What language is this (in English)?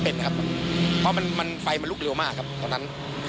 Thai